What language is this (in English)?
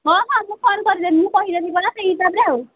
Odia